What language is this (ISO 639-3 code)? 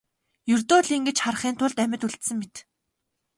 mon